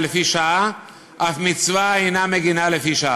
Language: Hebrew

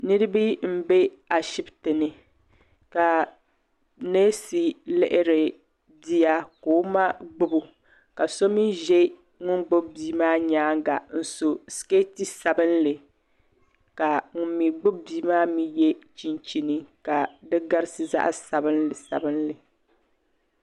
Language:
Dagbani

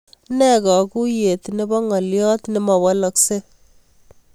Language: Kalenjin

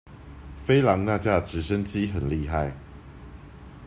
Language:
Chinese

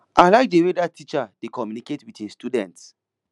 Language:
Nigerian Pidgin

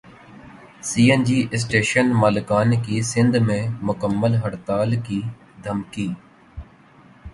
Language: Urdu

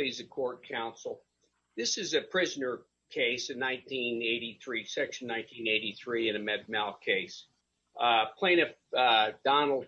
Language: English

